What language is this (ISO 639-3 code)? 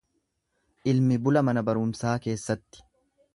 orm